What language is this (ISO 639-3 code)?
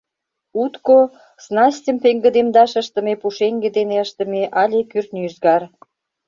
chm